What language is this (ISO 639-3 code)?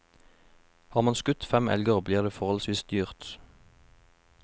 nor